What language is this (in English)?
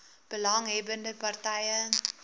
Afrikaans